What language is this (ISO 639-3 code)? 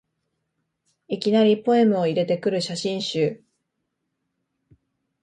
jpn